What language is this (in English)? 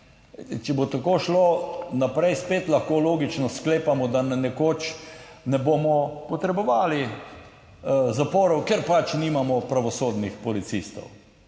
Slovenian